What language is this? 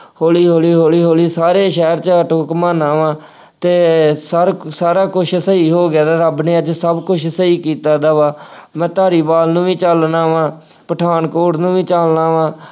Punjabi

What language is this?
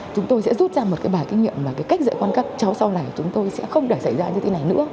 Vietnamese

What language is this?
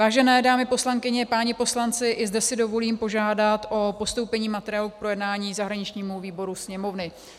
Czech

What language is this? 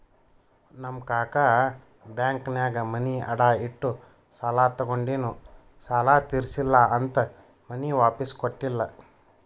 Kannada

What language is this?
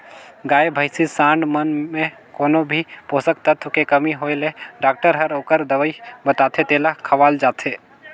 Chhattisgarhi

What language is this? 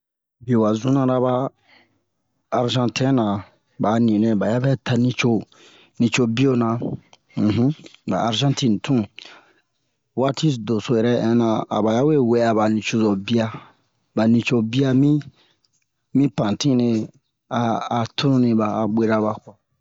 Bomu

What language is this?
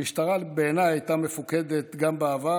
Hebrew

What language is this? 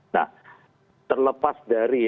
Indonesian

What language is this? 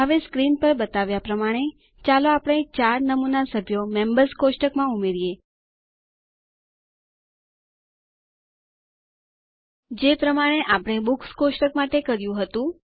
Gujarati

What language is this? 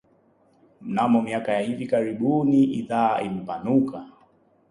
Swahili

